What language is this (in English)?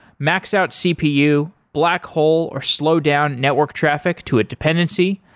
English